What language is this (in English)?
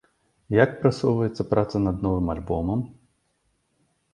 Belarusian